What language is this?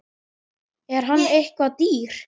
Icelandic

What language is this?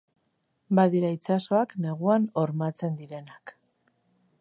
Basque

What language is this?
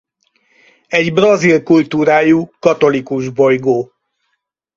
Hungarian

